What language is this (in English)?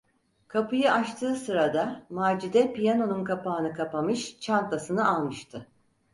Turkish